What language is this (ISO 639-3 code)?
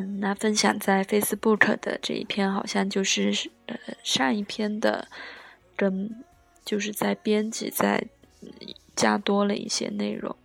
zho